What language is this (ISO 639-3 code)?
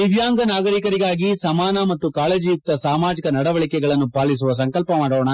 kan